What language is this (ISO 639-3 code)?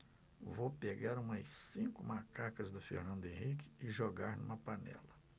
por